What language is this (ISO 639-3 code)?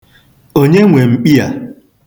ibo